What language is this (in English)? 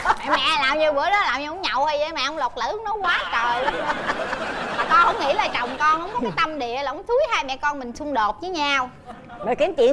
Vietnamese